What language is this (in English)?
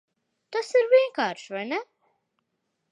Latvian